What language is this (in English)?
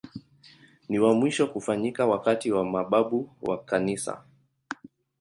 Swahili